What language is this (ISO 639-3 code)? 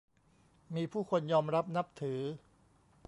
tha